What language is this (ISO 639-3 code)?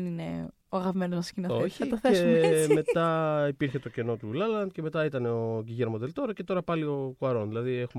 ell